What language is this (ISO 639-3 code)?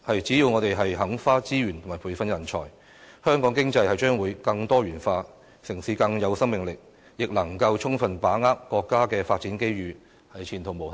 yue